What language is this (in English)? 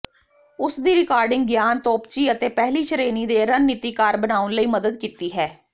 Punjabi